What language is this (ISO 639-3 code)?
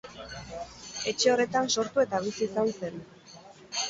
eus